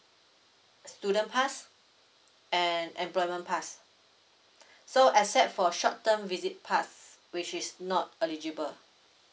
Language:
English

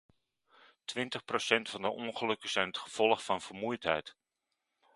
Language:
Dutch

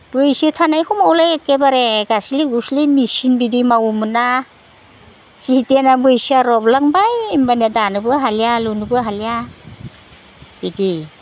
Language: Bodo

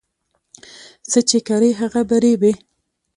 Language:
Pashto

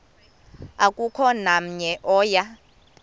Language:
Xhosa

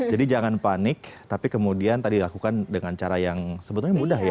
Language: Indonesian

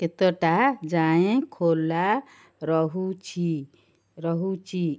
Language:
Odia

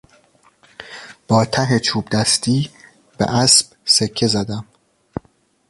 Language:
Persian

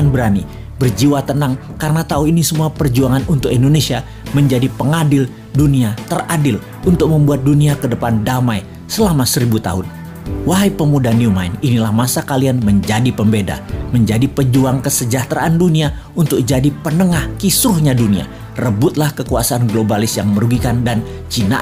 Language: Indonesian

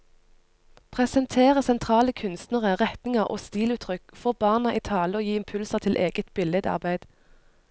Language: Norwegian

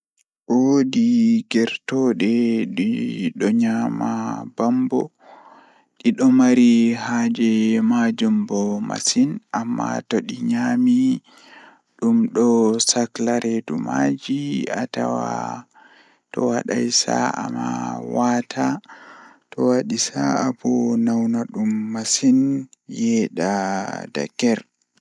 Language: Fula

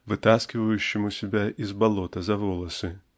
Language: Russian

